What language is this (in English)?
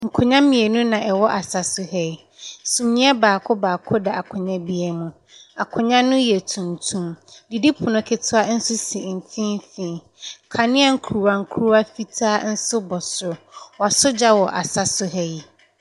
Akan